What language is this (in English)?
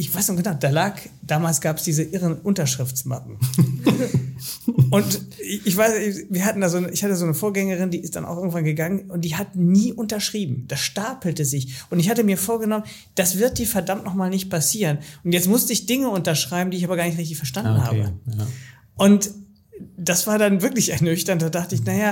German